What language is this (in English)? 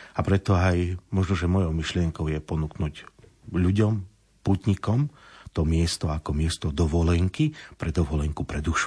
Slovak